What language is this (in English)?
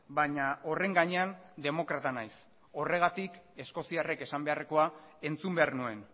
Basque